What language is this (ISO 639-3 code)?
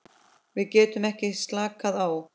isl